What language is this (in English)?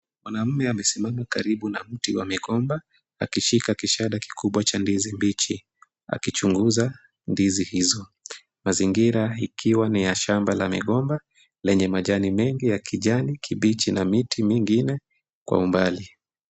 Swahili